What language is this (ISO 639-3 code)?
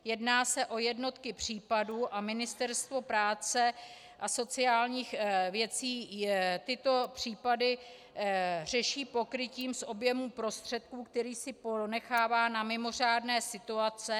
ces